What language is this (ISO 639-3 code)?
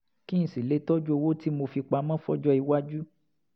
yor